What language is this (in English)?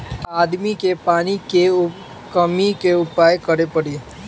Bhojpuri